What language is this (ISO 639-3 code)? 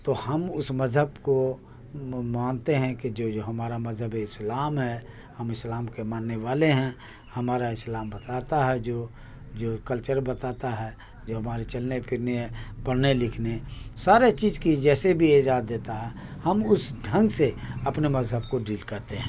urd